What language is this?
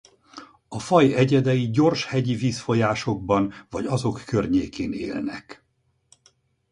Hungarian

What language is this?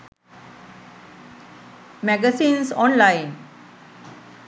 Sinhala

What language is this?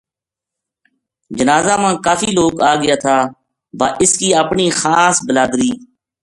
Gujari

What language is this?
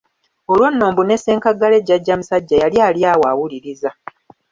Ganda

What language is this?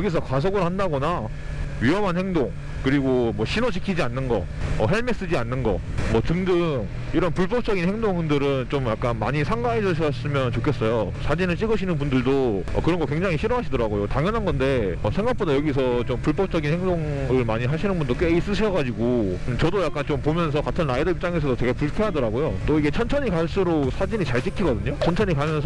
Korean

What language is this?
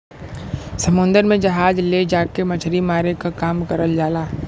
Bhojpuri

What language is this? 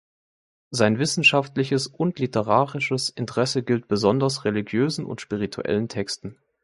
German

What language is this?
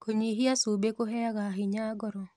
Kikuyu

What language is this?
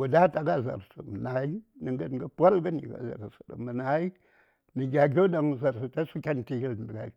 Saya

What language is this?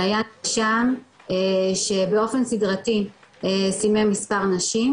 Hebrew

